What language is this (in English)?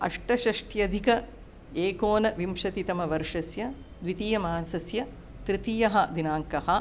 Sanskrit